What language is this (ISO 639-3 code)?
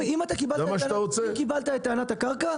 heb